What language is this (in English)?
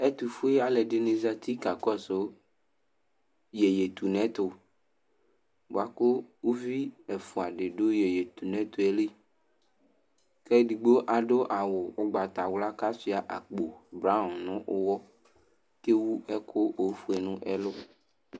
Ikposo